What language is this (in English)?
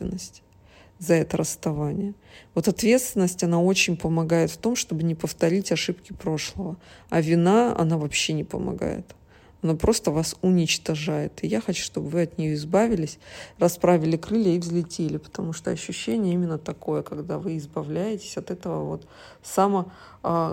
Russian